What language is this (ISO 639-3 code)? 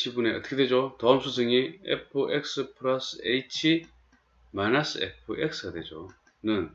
kor